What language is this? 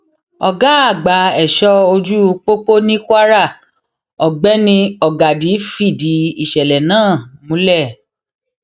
Yoruba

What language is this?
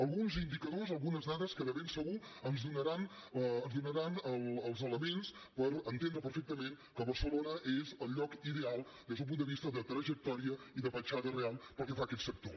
Catalan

